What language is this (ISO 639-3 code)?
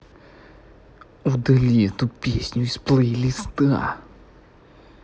rus